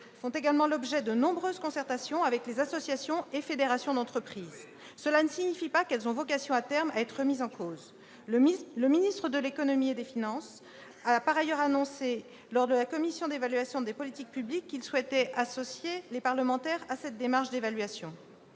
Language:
French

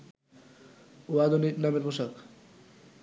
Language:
Bangla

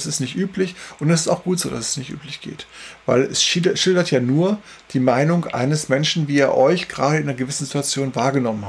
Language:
German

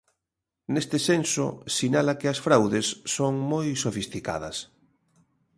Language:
Galician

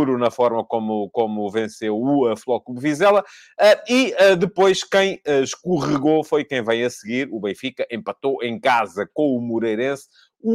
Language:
Portuguese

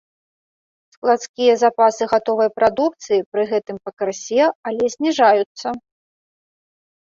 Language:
Belarusian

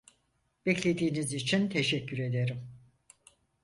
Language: Turkish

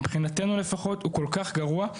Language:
Hebrew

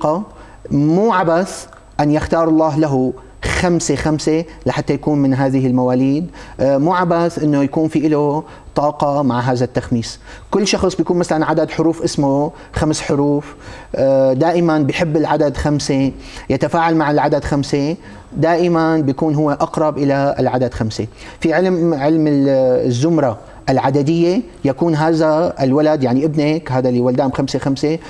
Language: Arabic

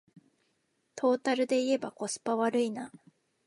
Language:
Japanese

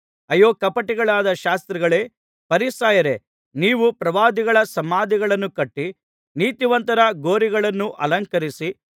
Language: Kannada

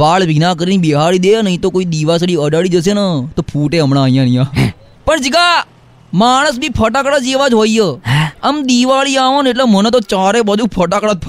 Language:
Gujarati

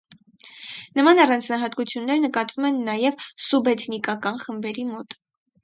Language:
Armenian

